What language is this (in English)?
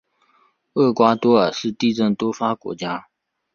Chinese